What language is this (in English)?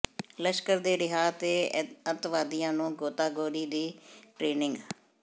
Punjabi